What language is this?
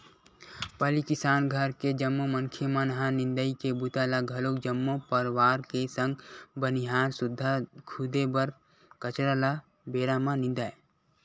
Chhattisgarhi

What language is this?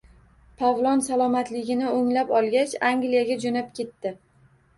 Uzbek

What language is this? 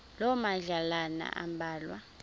Xhosa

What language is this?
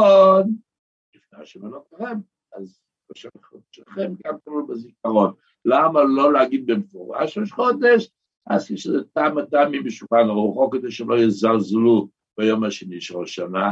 Hebrew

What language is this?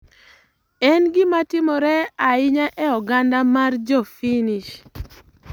Luo (Kenya and Tanzania)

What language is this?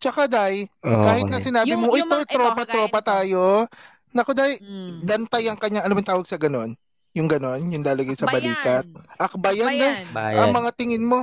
Filipino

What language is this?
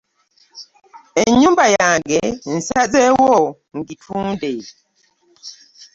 Ganda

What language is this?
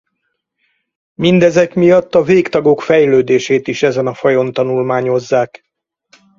Hungarian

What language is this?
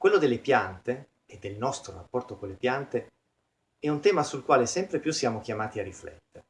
Italian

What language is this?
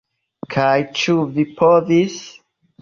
Esperanto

